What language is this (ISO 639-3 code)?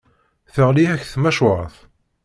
kab